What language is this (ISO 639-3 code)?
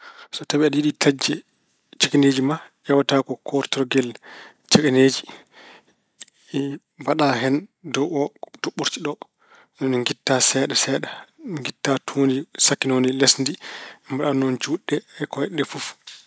ful